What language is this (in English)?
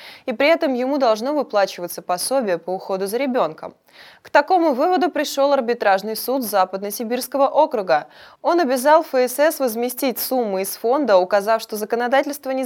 Russian